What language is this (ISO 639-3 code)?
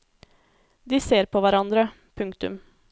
nor